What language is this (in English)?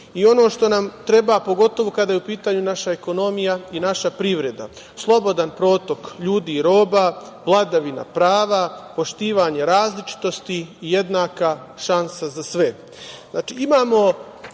Serbian